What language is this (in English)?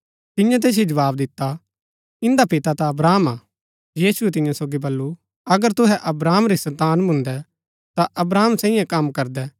Gaddi